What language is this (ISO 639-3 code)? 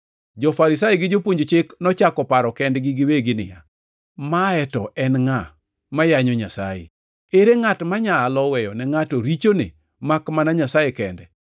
luo